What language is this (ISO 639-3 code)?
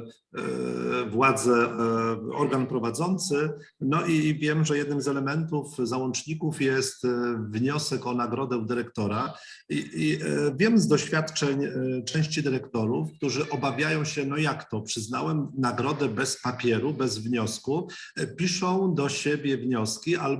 pol